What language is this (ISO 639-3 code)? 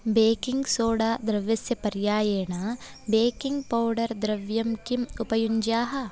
san